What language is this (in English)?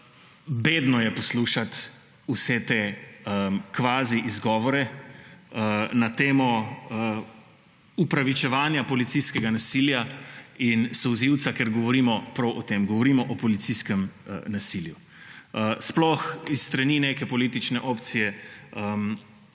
Slovenian